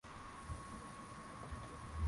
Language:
Swahili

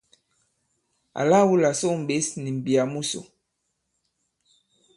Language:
Bankon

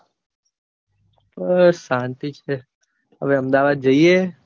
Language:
Gujarati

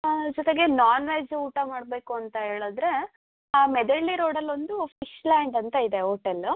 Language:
Kannada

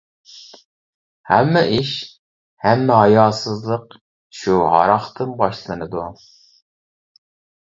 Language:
Uyghur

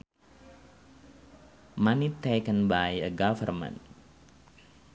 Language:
Sundanese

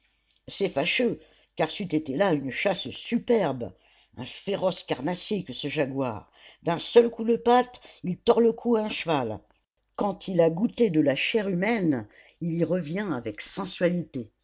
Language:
French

